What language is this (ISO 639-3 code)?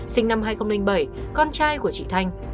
vie